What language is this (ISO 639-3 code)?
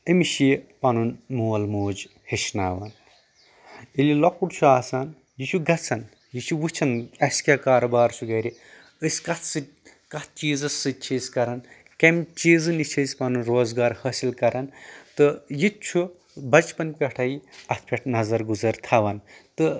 kas